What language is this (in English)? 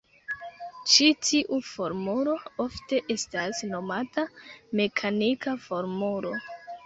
Esperanto